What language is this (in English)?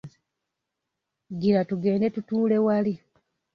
Ganda